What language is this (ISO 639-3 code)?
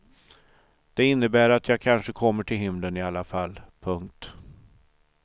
swe